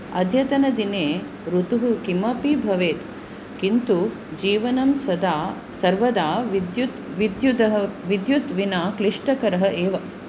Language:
Sanskrit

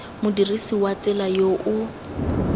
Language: Tswana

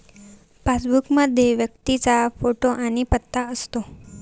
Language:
Marathi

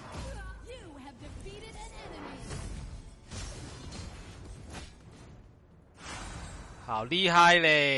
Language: Chinese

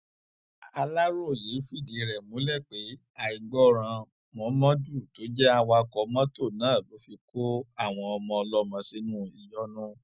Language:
Yoruba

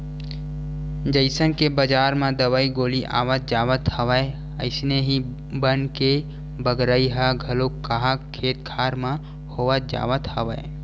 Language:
Chhattisgarhi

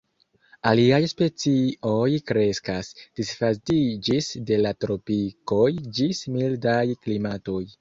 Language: Esperanto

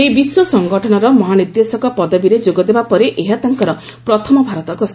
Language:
Odia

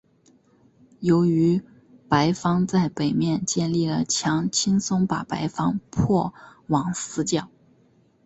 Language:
Chinese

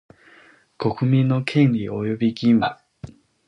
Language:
Japanese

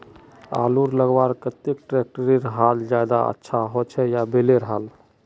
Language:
Magahi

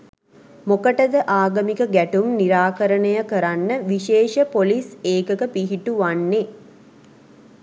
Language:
Sinhala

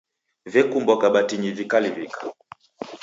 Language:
Taita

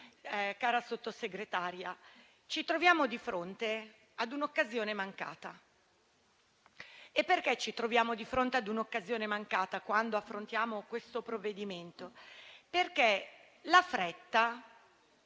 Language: Italian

